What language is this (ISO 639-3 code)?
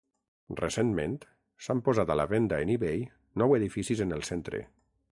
cat